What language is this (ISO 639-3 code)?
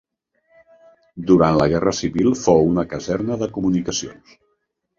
cat